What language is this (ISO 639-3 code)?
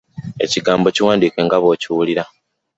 lug